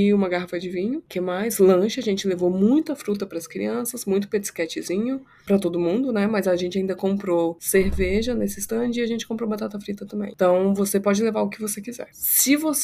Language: Portuguese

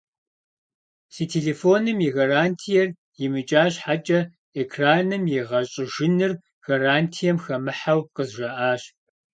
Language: Kabardian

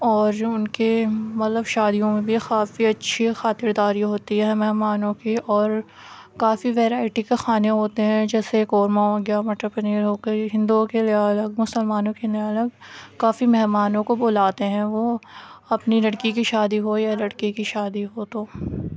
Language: Urdu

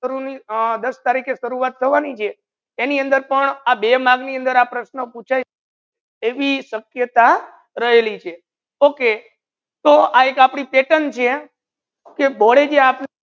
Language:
Gujarati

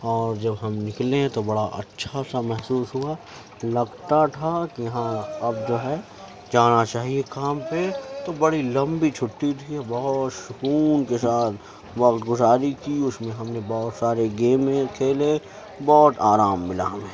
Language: Urdu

